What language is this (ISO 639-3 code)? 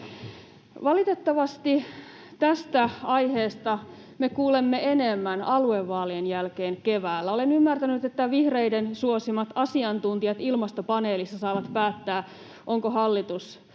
fin